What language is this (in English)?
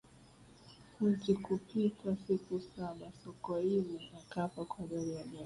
Swahili